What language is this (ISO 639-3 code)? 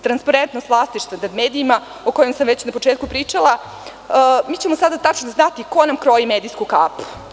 srp